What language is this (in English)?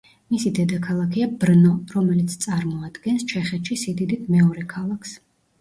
Georgian